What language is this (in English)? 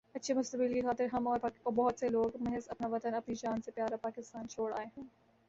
Urdu